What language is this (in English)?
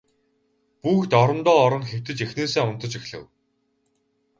Mongolian